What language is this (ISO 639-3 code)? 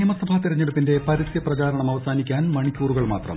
mal